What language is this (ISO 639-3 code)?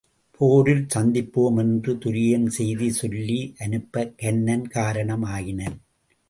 tam